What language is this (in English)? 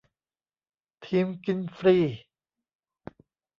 Thai